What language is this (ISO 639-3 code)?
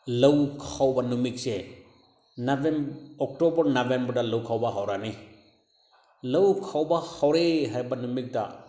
mni